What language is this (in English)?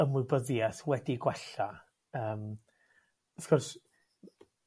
Welsh